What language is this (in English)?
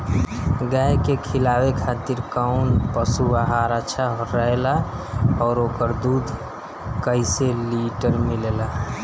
Bhojpuri